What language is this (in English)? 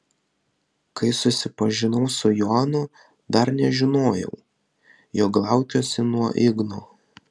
Lithuanian